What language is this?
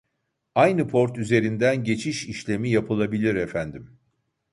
Turkish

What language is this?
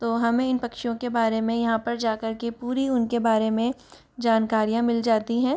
Hindi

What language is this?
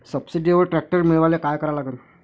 Marathi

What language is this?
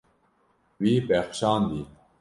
Kurdish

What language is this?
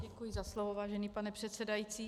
Czech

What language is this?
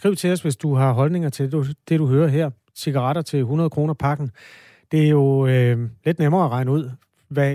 Danish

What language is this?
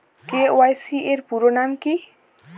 Bangla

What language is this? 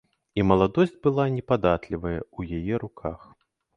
Belarusian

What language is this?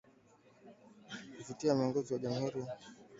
Swahili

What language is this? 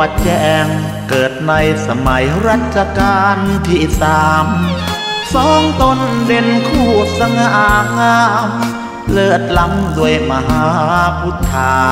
Thai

